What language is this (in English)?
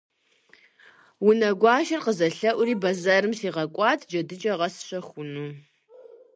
Kabardian